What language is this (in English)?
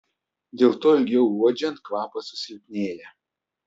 Lithuanian